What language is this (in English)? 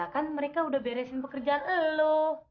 Indonesian